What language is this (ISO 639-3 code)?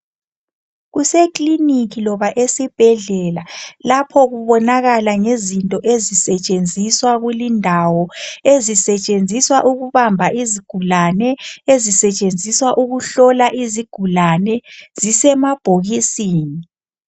nde